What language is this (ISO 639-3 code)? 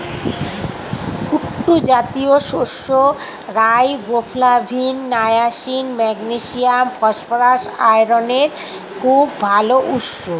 ben